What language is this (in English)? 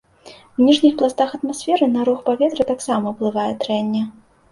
Belarusian